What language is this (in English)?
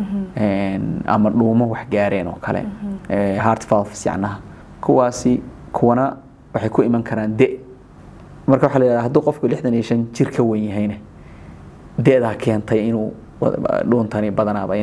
Arabic